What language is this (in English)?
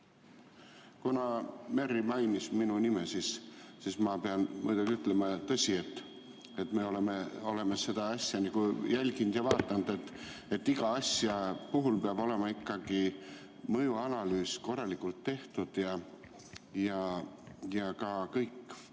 Estonian